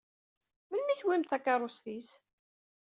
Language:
Kabyle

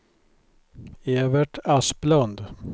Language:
Swedish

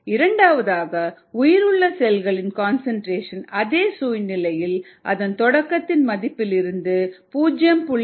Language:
Tamil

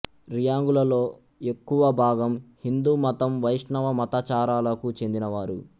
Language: Telugu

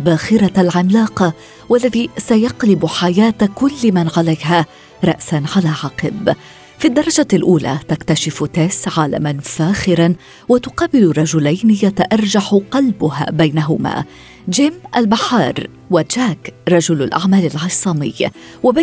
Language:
Arabic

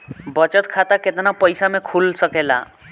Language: Bhojpuri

